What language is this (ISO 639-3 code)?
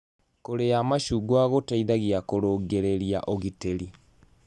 kik